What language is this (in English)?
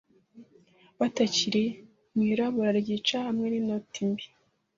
Kinyarwanda